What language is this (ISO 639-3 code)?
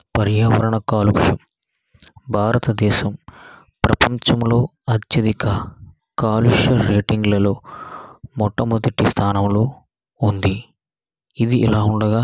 tel